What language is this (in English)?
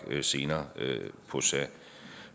Danish